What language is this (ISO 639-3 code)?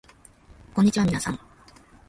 jpn